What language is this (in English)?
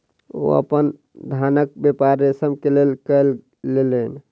Maithili